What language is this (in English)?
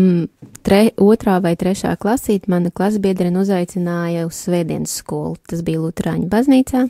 Latvian